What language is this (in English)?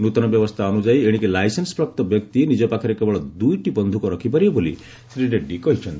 Odia